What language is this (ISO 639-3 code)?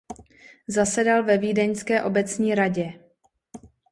ces